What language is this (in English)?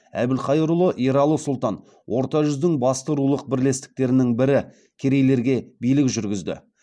Kazakh